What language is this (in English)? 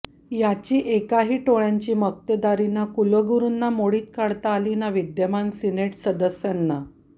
Marathi